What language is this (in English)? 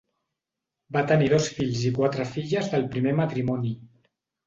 Catalan